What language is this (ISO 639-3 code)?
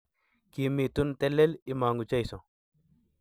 kln